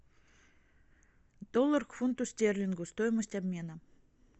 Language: Russian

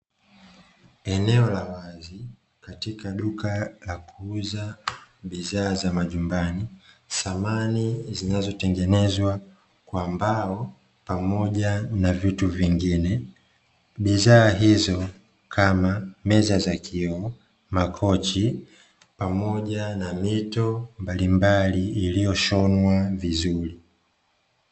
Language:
Swahili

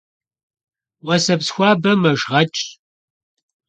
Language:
Kabardian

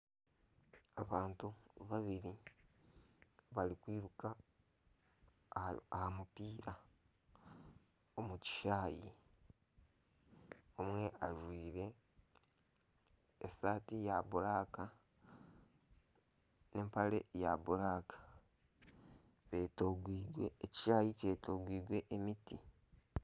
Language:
Nyankole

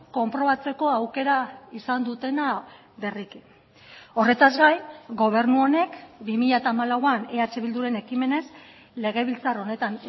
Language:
Basque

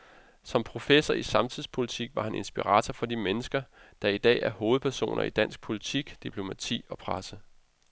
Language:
Danish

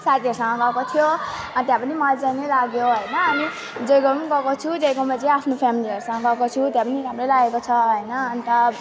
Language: Nepali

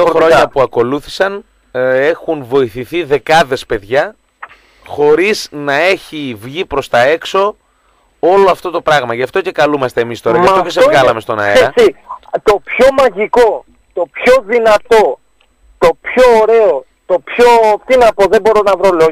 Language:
Greek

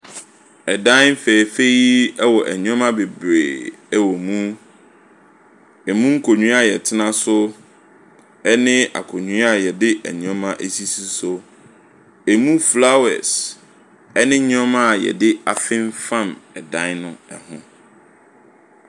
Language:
Akan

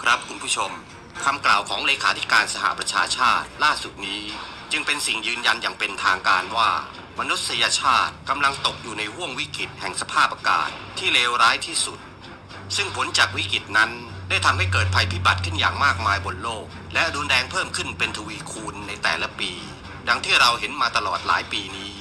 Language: Thai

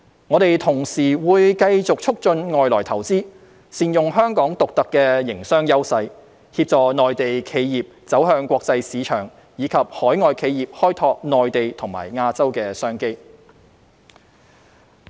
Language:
Cantonese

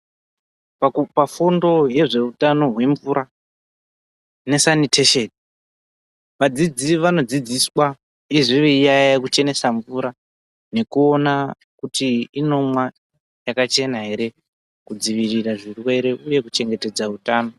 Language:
Ndau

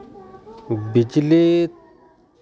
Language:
Santali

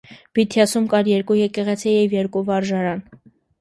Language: Armenian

